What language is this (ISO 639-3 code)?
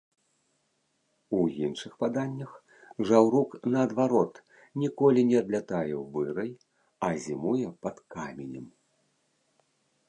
bel